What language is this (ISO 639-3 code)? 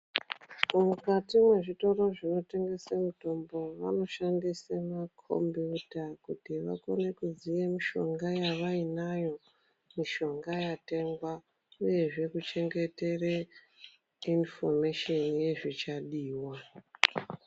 ndc